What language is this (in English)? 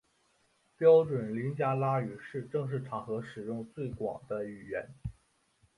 Chinese